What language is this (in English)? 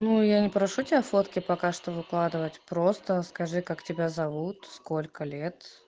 Russian